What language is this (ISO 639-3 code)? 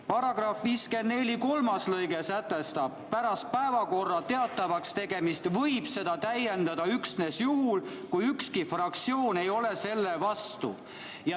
est